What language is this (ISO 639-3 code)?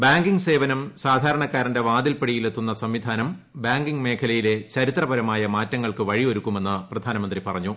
mal